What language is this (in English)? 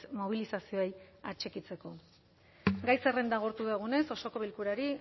Basque